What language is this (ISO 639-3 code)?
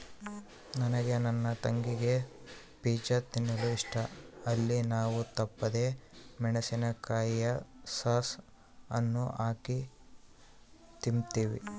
kan